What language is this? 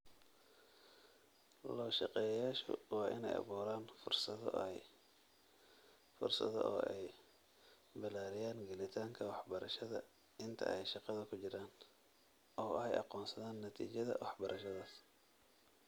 Somali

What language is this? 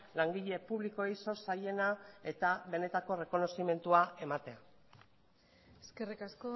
Basque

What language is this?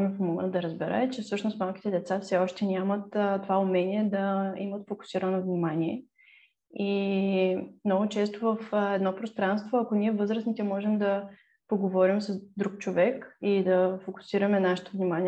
Bulgarian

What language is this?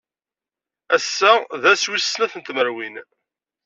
Kabyle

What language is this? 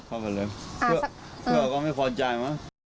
Thai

